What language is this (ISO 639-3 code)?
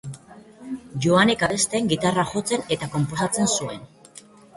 eus